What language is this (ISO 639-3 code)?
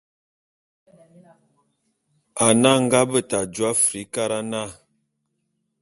bum